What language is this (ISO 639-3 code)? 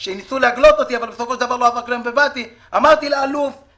heb